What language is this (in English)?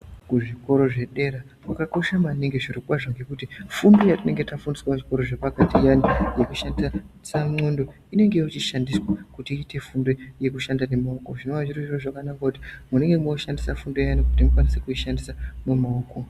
Ndau